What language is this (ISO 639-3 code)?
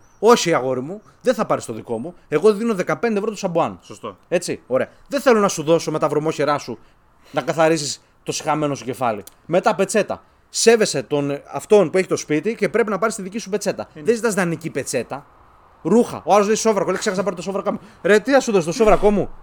ell